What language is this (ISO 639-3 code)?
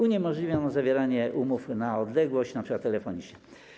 pol